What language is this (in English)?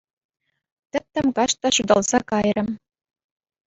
Chuvash